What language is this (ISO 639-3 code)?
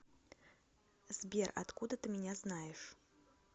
rus